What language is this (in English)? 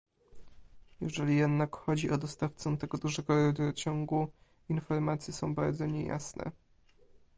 Polish